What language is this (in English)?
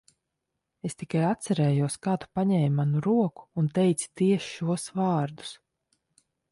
Latvian